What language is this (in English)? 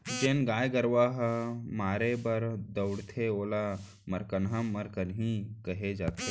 Chhattisgarhi